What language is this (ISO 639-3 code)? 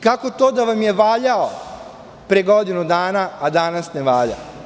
srp